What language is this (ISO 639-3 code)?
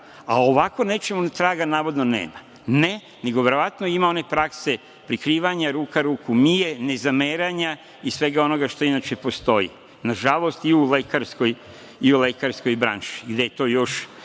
srp